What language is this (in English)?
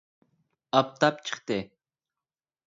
Uyghur